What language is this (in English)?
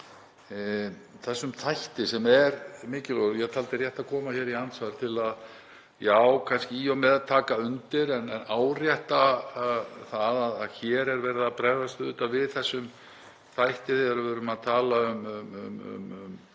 Icelandic